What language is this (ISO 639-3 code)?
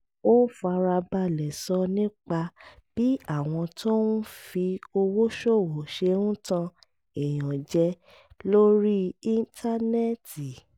yor